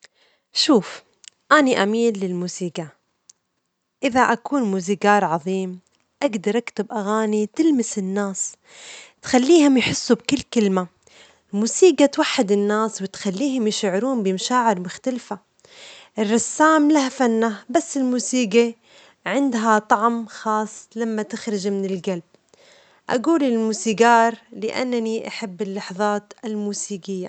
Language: Omani Arabic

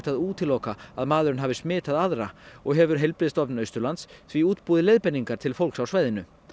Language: Icelandic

